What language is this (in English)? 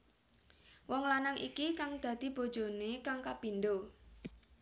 Javanese